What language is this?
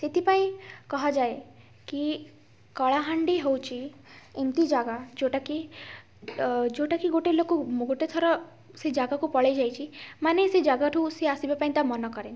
Odia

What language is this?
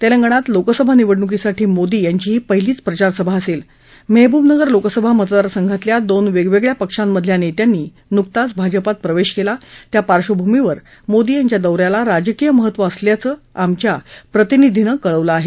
Marathi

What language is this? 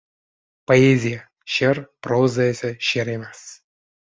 Uzbek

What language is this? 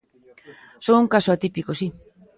Galician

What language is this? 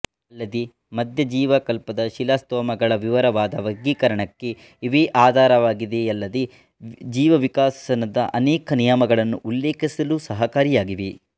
Kannada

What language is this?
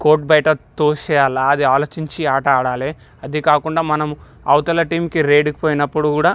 Telugu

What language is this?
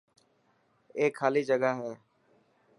Dhatki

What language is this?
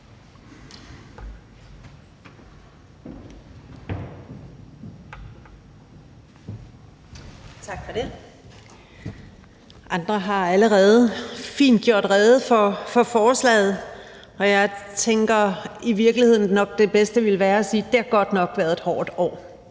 Danish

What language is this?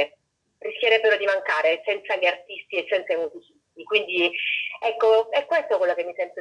Italian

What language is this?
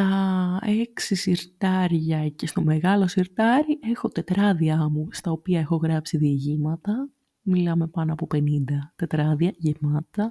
Greek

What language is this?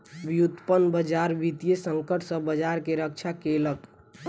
Maithili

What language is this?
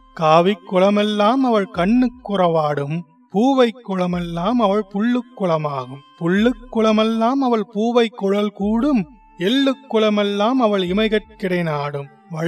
Tamil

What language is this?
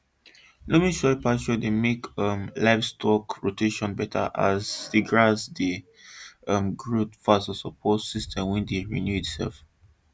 Nigerian Pidgin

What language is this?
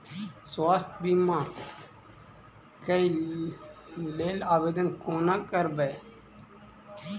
Maithili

